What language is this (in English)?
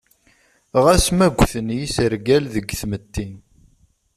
Kabyle